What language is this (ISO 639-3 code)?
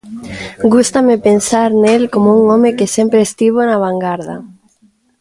glg